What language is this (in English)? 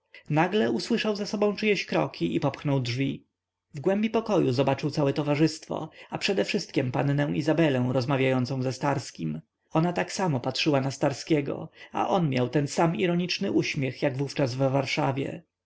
Polish